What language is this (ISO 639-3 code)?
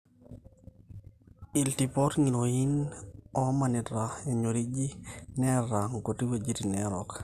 mas